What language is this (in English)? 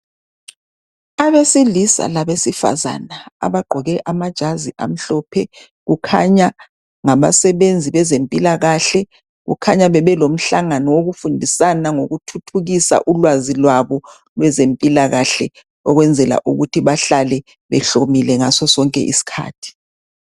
North Ndebele